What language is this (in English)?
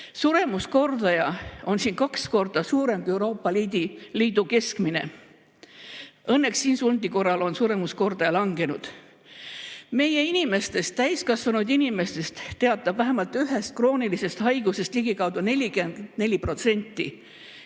Estonian